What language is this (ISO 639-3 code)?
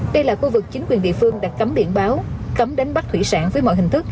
vie